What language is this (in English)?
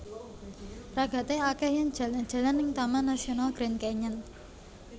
Javanese